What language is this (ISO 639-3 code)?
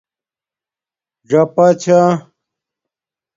dmk